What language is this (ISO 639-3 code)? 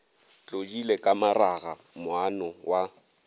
nso